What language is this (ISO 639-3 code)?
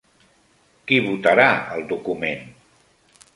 cat